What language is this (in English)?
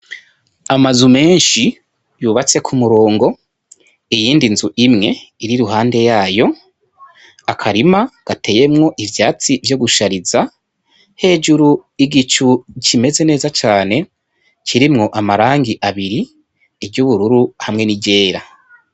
Rundi